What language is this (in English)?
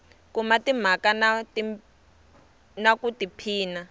Tsonga